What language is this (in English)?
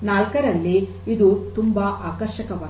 Kannada